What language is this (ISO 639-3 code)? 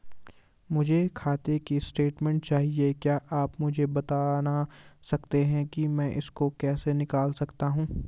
hin